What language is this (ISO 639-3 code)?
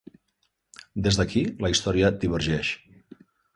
cat